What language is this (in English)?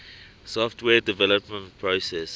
English